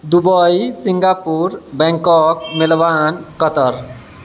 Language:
Maithili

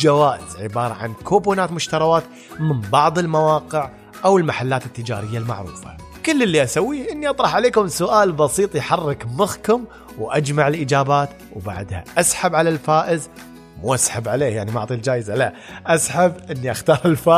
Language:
Arabic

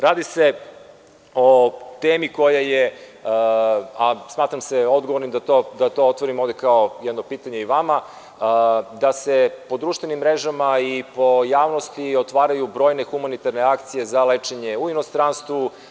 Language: Serbian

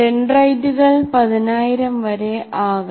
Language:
Malayalam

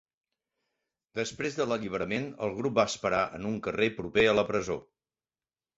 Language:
Catalan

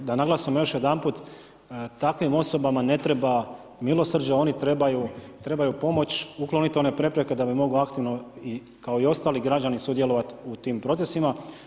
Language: Croatian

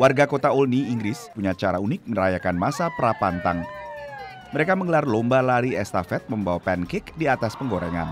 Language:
Indonesian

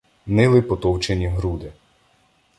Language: Ukrainian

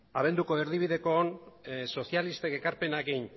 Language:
Basque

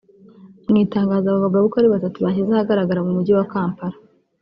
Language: Kinyarwanda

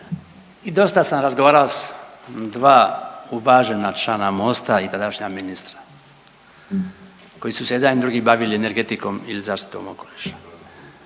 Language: Croatian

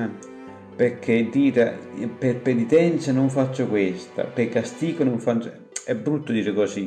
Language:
Italian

